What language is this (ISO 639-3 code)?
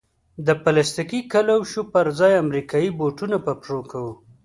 pus